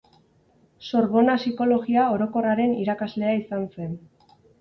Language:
Basque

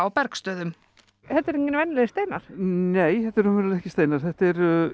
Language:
Icelandic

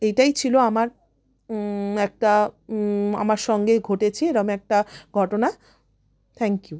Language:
Bangla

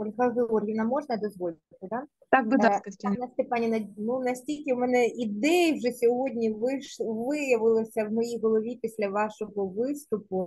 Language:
Ukrainian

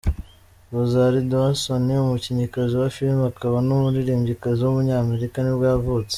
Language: Kinyarwanda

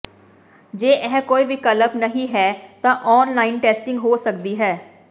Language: Punjabi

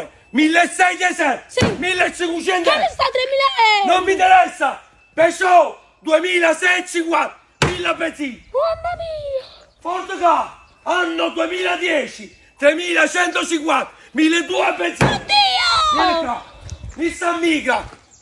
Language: Italian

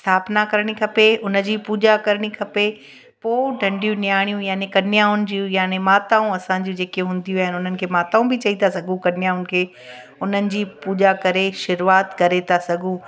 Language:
Sindhi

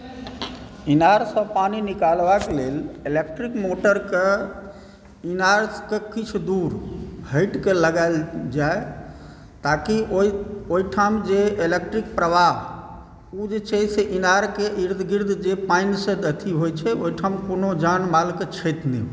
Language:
Maithili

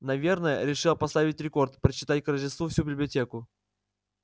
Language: Russian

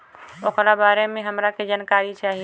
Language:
Bhojpuri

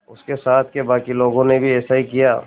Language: Hindi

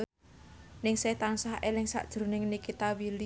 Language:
Javanese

